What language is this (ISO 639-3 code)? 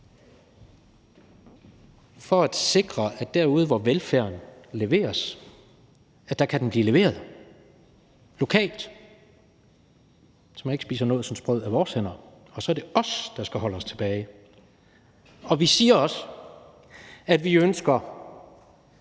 dan